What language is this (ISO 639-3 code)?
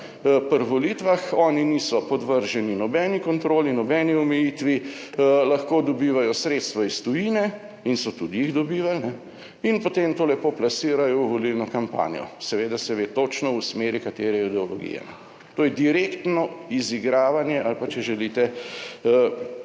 slv